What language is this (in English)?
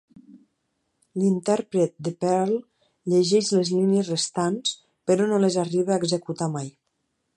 Catalan